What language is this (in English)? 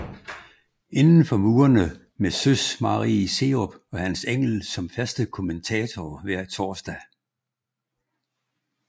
Danish